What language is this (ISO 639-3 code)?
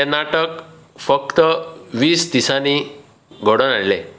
kok